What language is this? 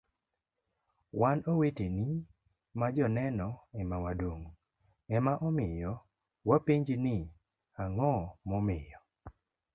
Luo (Kenya and Tanzania)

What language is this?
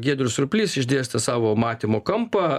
Lithuanian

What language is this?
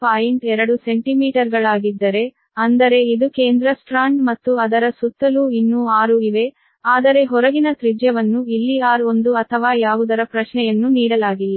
Kannada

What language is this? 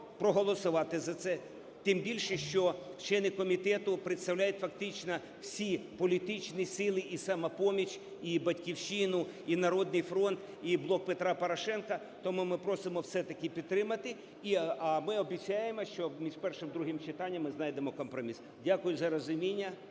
Ukrainian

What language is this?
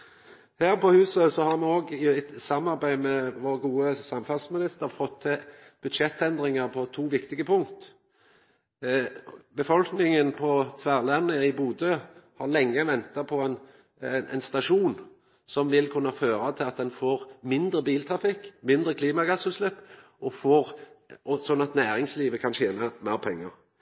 Norwegian Nynorsk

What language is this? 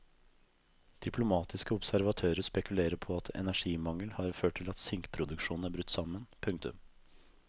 Norwegian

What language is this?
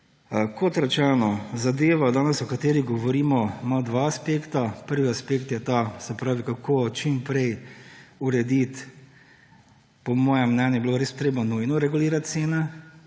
Slovenian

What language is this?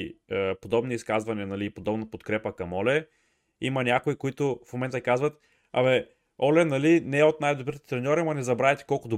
Bulgarian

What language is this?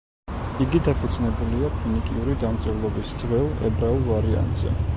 Georgian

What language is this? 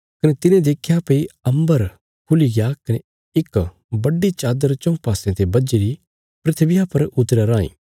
Bilaspuri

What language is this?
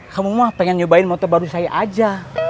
Indonesian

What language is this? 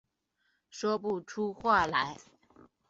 Chinese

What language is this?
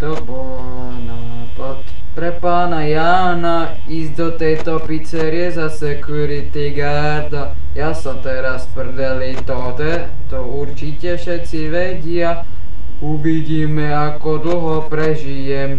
Czech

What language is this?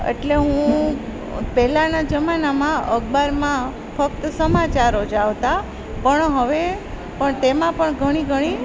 Gujarati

